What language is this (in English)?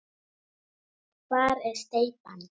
Icelandic